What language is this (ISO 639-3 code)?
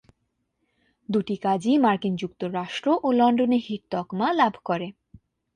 ben